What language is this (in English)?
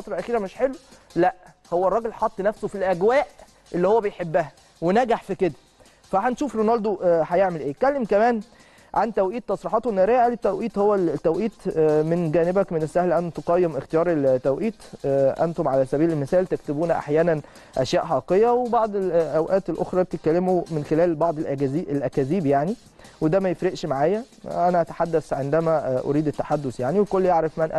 Arabic